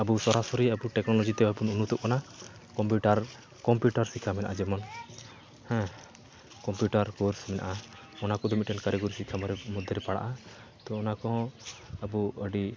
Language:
Santali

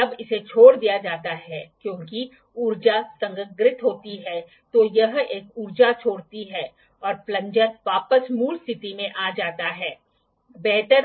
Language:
Hindi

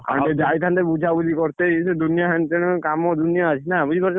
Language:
Odia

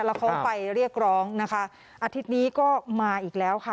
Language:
Thai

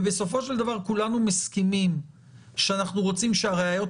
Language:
Hebrew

